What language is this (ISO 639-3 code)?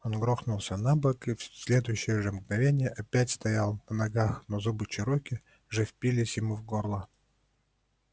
rus